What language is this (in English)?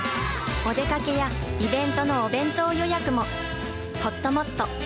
Japanese